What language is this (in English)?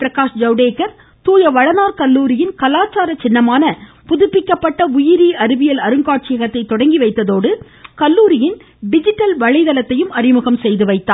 Tamil